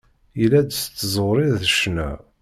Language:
Kabyle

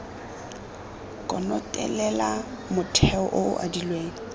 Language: Tswana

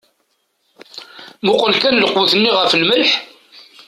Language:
Kabyle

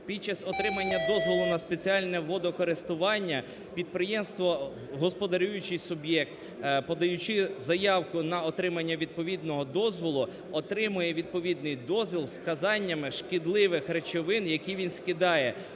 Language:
Ukrainian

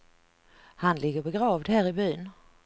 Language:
Swedish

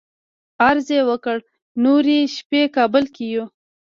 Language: Pashto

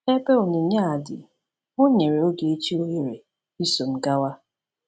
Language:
Igbo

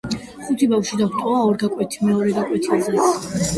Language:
Georgian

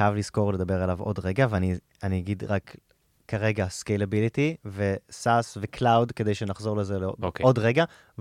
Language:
Hebrew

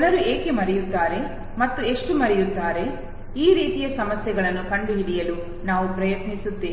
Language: Kannada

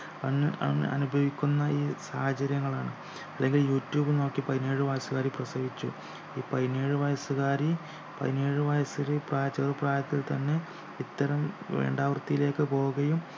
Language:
Malayalam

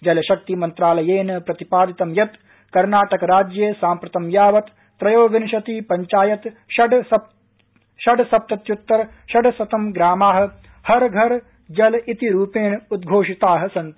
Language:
Sanskrit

